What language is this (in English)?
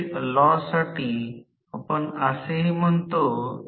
Marathi